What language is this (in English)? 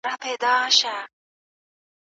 Pashto